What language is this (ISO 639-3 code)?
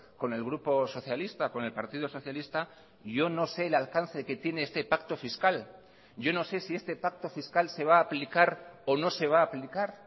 spa